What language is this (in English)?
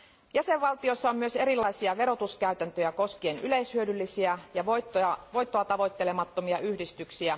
Finnish